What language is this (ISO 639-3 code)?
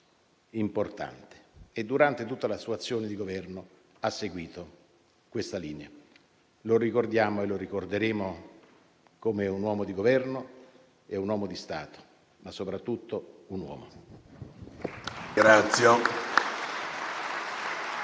ita